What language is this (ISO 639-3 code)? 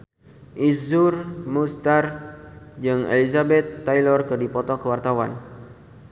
sun